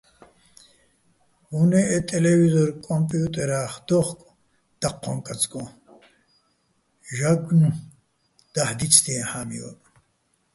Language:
Bats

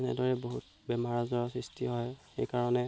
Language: Assamese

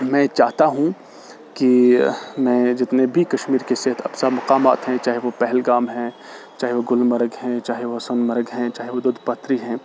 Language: Urdu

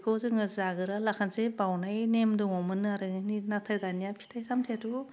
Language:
Bodo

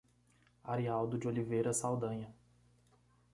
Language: Portuguese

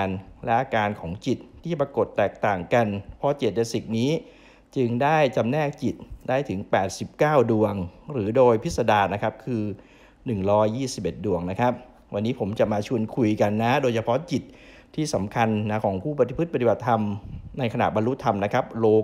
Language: Thai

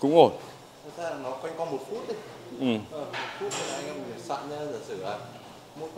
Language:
Vietnamese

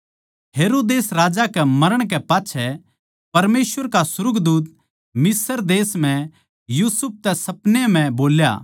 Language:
Haryanvi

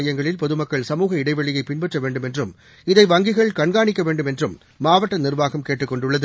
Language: Tamil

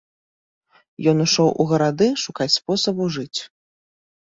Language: Belarusian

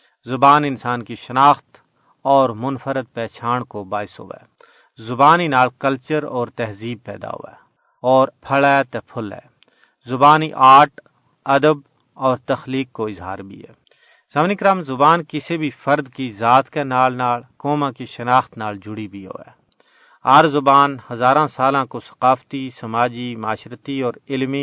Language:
Urdu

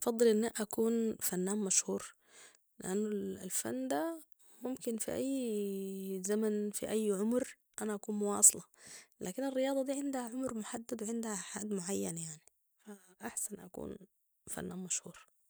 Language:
Sudanese Arabic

